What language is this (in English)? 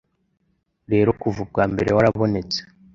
Kinyarwanda